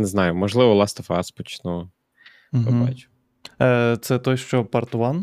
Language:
Ukrainian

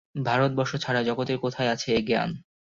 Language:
Bangla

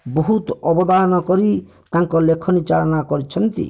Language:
Odia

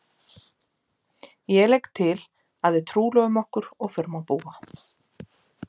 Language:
Icelandic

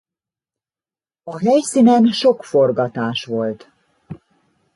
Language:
Hungarian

